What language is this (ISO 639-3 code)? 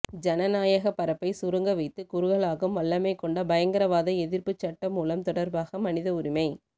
tam